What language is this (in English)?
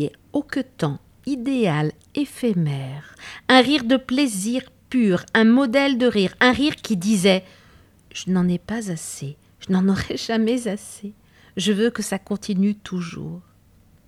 French